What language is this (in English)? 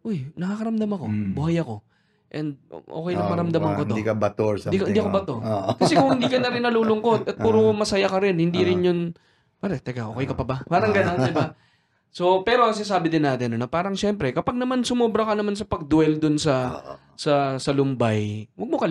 Filipino